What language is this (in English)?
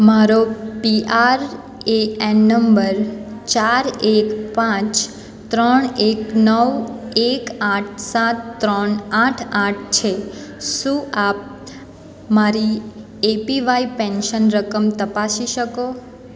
Gujarati